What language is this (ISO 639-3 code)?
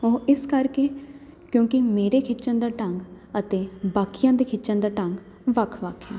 pan